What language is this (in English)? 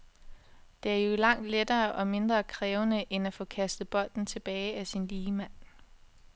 Danish